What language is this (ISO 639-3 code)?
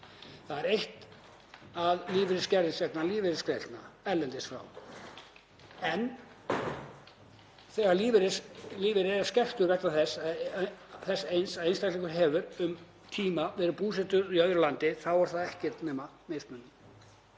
isl